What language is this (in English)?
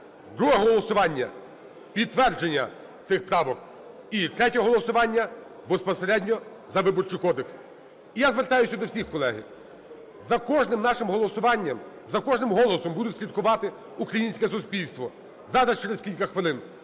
Ukrainian